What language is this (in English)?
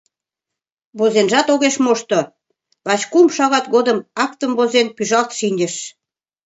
Mari